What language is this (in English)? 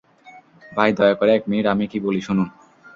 Bangla